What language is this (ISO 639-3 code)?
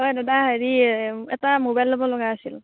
asm